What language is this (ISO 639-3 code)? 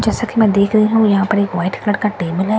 hin